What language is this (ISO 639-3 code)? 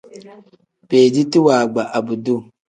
kdh